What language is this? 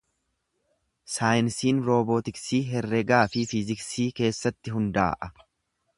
Oromo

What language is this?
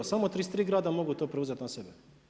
Croatian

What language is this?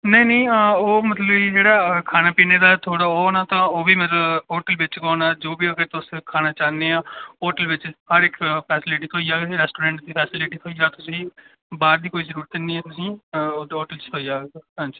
Dogri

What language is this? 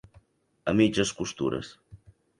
Catalan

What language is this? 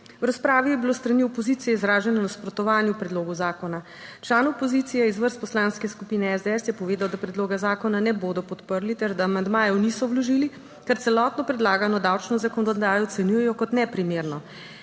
Slovenian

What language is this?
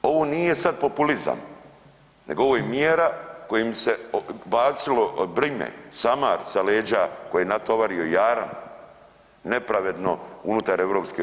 Croatian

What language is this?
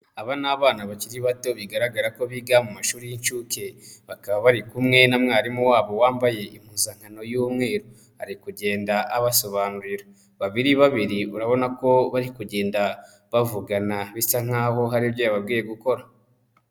Kinyarwanda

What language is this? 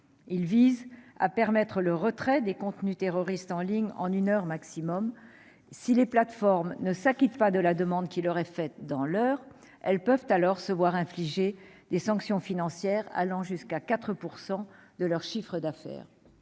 French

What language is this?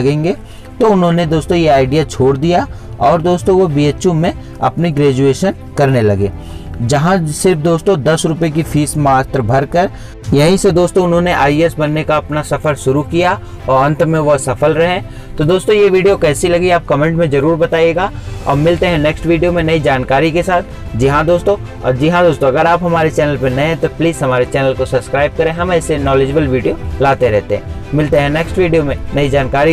Hindi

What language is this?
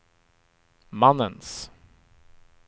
Swedish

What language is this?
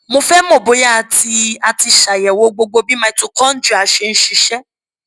Yoruba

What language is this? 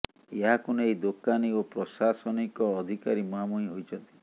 Odia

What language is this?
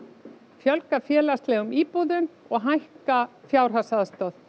Icelandic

